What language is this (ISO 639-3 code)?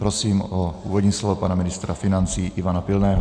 ces